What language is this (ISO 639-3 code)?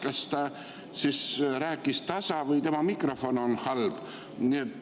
est